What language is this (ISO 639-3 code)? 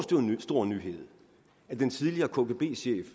dan